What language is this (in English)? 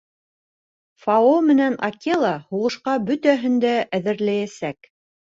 Bashkir